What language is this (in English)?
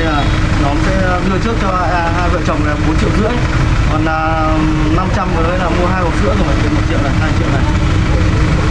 Vietnamese